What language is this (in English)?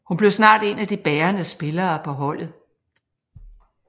Danish